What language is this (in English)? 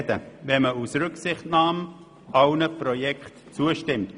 Swiss German